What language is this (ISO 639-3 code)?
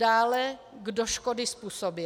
ces